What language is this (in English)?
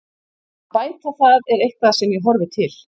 Icelandic